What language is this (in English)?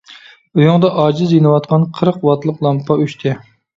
Uyghur